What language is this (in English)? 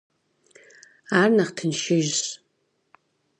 Kabardian